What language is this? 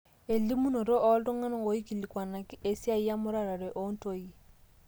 Masai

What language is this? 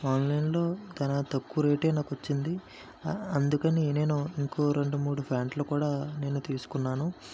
Telugu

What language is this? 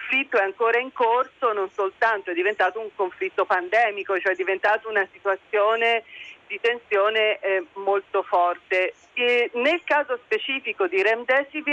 Italian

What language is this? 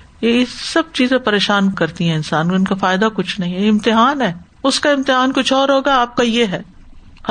Urdu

